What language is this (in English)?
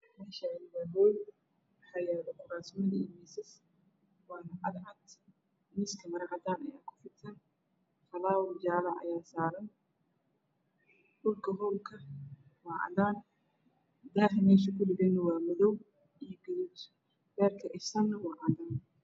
Somali